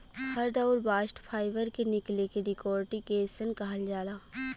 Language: Bhojpuri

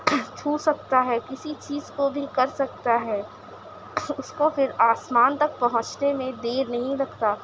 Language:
Urdu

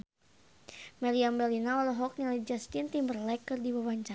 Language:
Sundanese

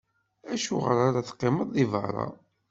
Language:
Kabyle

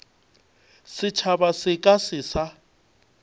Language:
Northern Sotho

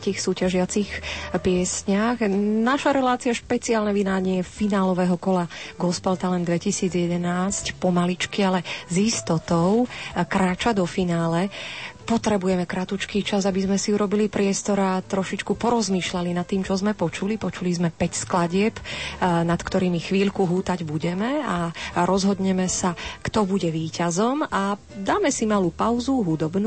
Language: Slovak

